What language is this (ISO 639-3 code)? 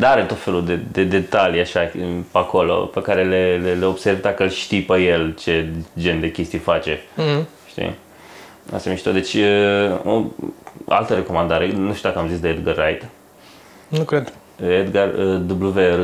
ron